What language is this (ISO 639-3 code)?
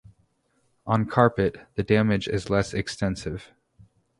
eng